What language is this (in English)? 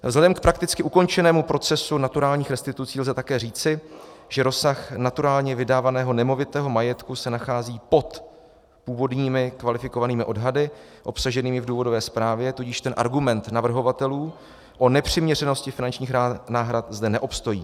Czech